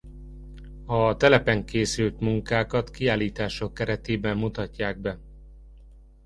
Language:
Hungarian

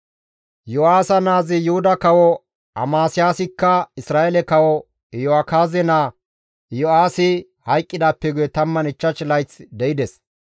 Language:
Gamo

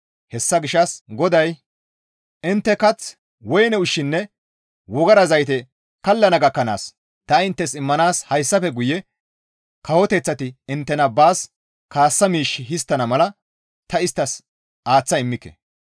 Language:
Gamo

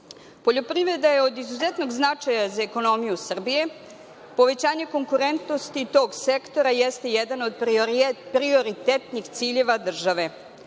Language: Serbian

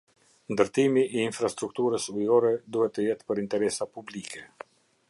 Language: Albanian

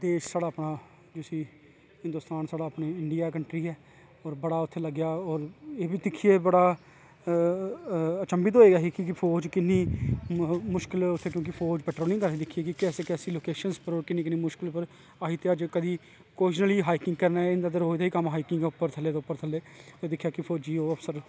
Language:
Dogri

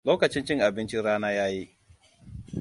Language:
Hausa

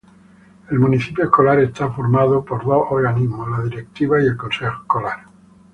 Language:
Spanish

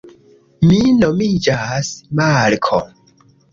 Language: Esperanto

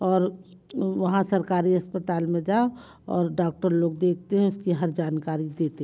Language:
Hindi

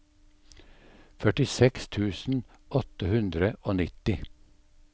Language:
Norwegian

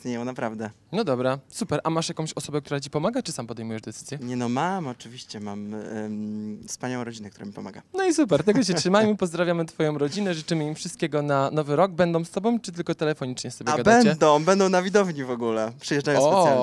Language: Polish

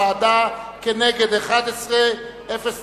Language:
Hebrew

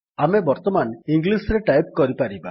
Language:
Odia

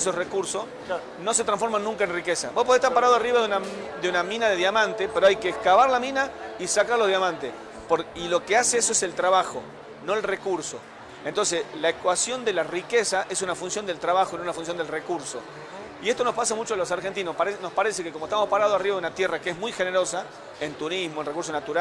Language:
Spanish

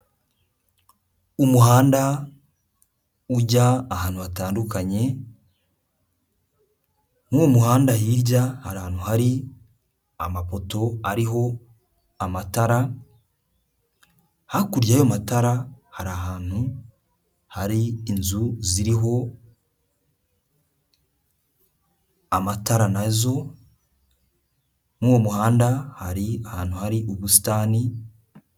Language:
Kinyarwanda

